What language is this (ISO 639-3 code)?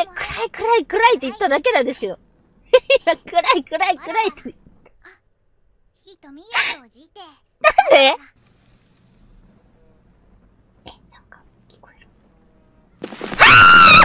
jpn